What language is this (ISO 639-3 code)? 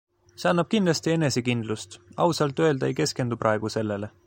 est